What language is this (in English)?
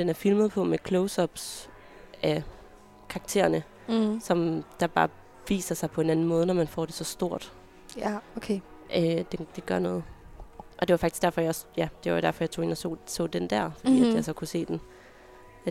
Danish